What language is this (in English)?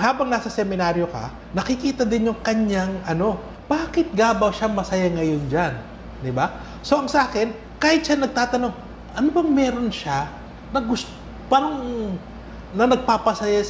Filipino